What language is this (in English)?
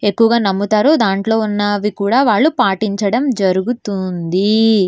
Telugu